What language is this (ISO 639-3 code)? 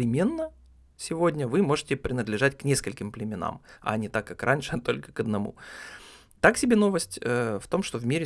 rus